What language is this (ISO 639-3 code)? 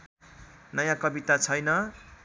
nep